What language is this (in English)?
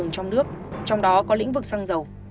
Vietnamese